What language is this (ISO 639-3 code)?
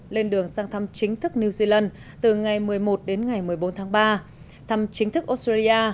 vie